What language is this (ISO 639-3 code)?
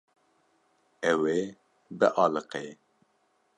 kur